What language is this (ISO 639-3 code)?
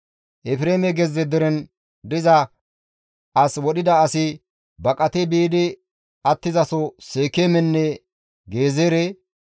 gmv